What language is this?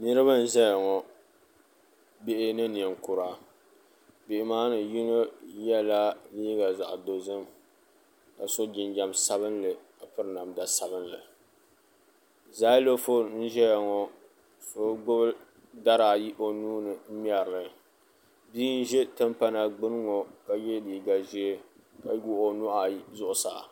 Dagbani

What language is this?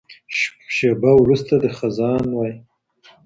Pashto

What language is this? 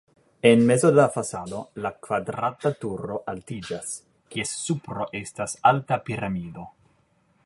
Esperanto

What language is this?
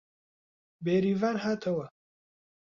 Central Kurdish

